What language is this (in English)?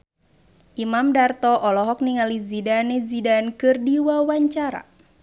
Sundanese